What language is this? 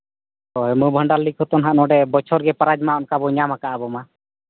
Santali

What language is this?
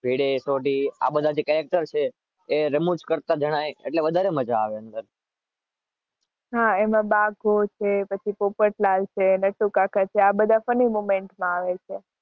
Gujarati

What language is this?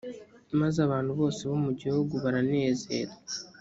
Kinyarwanda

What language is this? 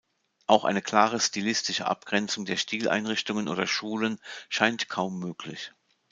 German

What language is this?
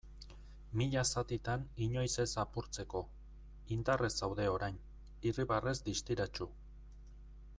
Basque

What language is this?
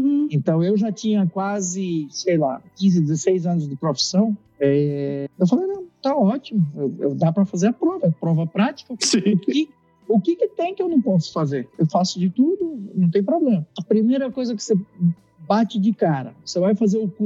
Portuguese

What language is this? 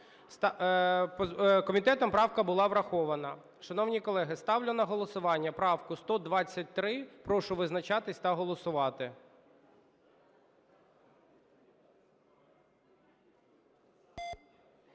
Ukrainian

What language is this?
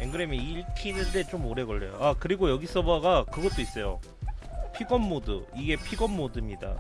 Korean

